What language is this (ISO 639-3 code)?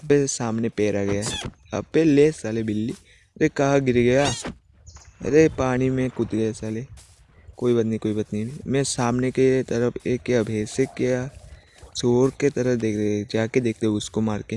hin